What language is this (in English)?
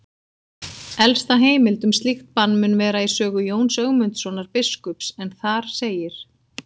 Icelandic